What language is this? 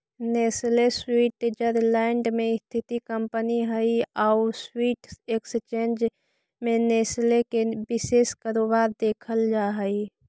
Magahi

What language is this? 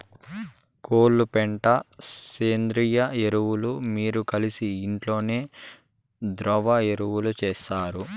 Telugu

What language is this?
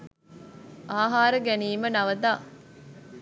Sinhala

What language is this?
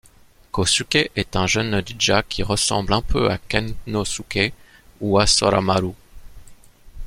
French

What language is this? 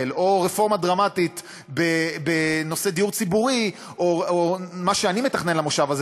Hebrew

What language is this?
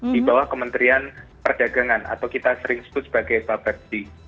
Indonesian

